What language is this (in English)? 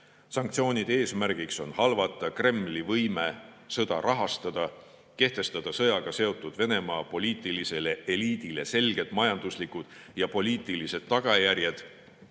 Estonian